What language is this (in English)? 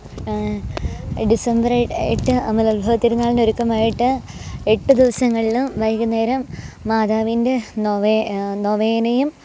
Malayalam